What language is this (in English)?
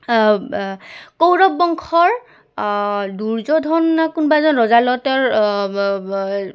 Assamese